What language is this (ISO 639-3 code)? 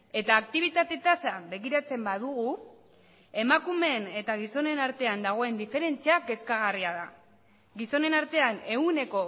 eus